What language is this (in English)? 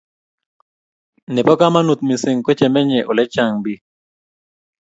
Kalenjin